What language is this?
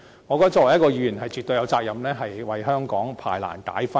Cantonese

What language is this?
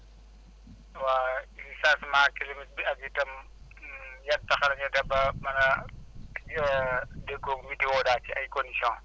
Wolof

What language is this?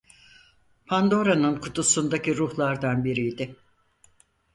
Turkish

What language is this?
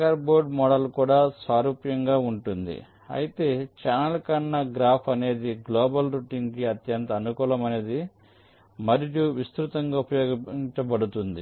Telugu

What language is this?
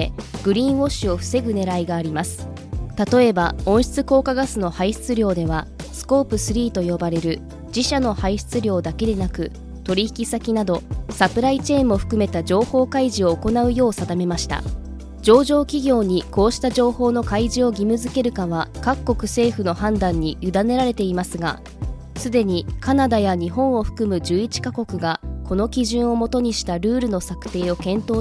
Japanese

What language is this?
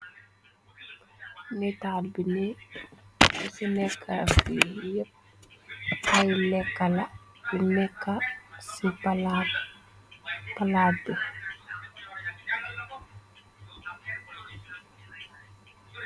Wolof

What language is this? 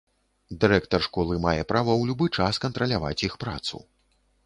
Belarusian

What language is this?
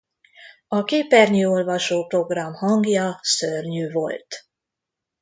Hungarian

